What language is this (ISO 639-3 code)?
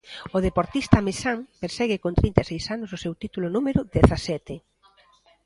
glg